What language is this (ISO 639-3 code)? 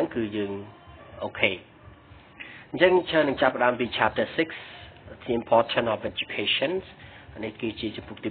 vie